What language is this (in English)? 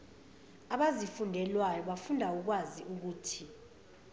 Zulu